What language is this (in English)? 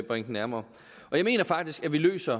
Danish